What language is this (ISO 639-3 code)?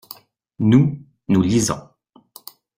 fra